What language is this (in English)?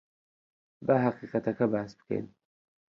Central Kurdish